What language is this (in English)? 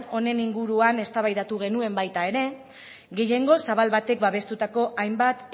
Basque